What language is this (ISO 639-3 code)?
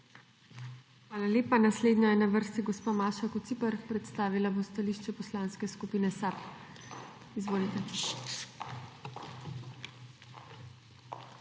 slv